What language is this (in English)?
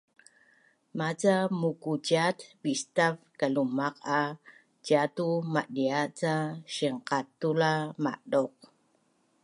Bunun